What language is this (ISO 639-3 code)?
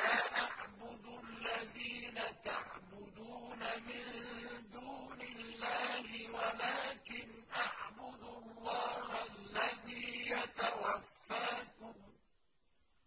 ara